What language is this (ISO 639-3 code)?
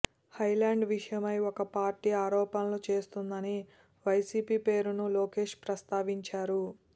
tel